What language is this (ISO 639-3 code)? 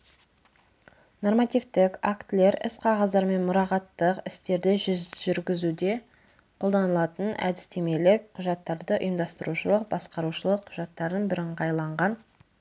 kaz